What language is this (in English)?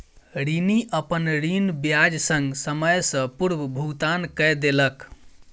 Maithili